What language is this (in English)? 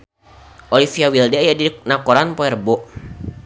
Sundanese